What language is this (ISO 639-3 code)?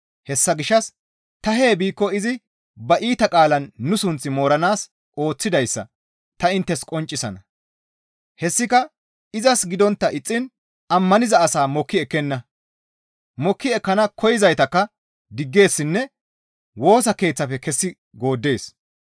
gmv